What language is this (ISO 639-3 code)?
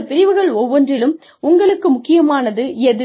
tam